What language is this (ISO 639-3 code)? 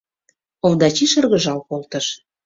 chm